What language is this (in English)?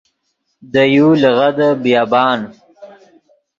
Yidgha